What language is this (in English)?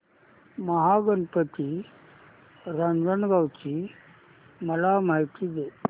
Marathi